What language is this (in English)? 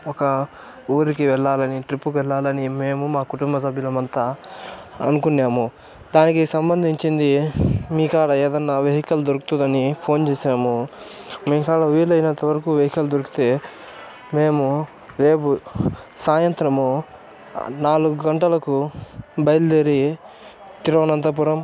Telugu